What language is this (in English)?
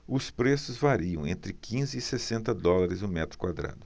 Portuguese